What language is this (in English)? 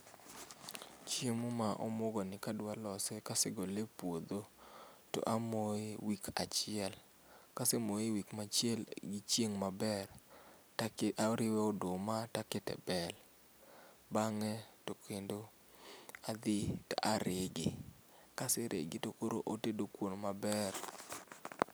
Luo (Kenya and Tanzania)